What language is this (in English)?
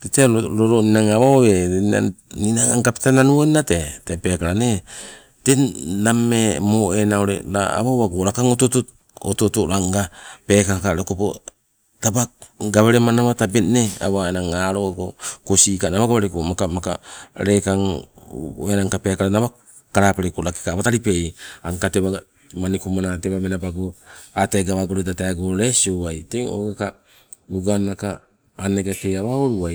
Sibe